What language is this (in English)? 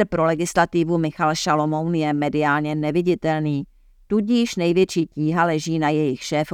Czech